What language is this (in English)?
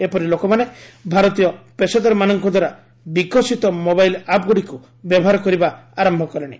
Odia